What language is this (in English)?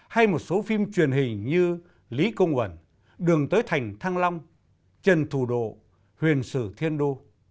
Vietnamese